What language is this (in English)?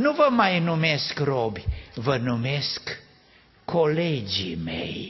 Romanian